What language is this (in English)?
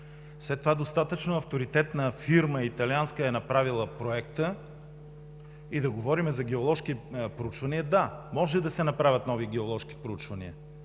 Bulgarian